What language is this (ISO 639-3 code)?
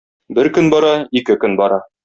tat